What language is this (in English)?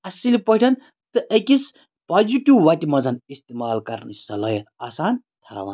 Kashmiri